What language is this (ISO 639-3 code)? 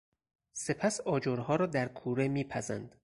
fas